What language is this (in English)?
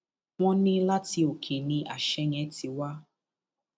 Yoruba